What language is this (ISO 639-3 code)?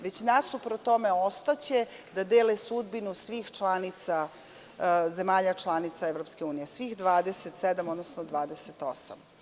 srp